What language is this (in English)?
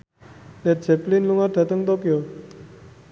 Javanese